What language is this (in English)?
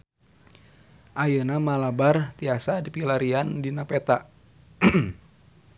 Sundanese